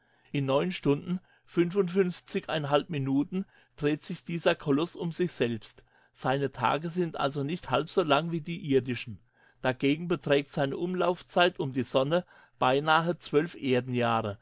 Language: German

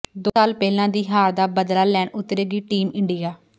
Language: Punjabi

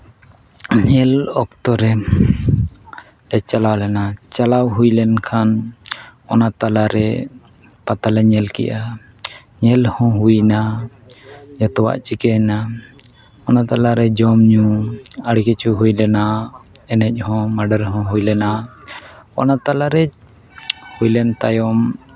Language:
Santali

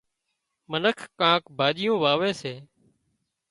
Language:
Wadiyara Koli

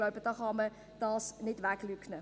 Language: Swiss German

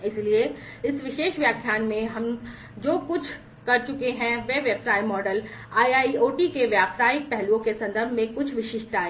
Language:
Hindi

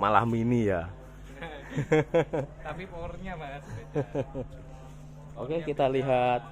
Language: Indonesian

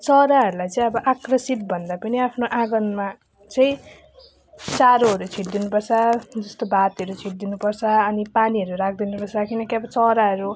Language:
Nepali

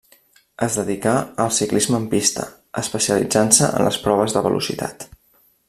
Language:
Catalan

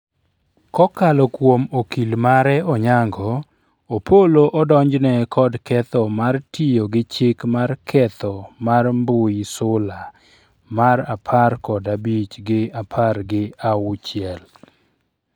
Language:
Luo (Kenya and Tanzania)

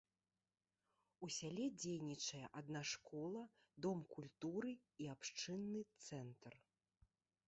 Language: Belarusian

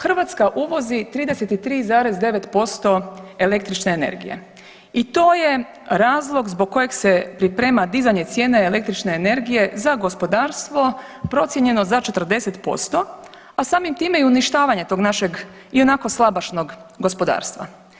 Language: Croatian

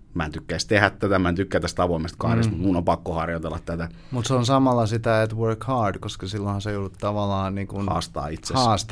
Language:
Finnish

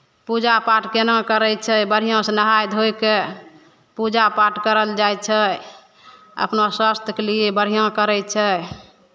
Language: Maithili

